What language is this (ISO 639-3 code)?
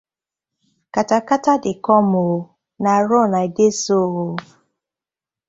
pcm